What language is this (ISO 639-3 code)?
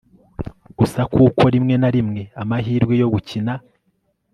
kin